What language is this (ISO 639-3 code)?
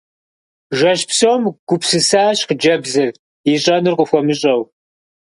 kbd